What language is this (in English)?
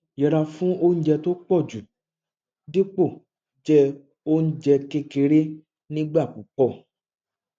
Yoruba